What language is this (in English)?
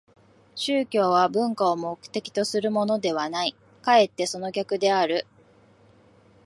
Japanese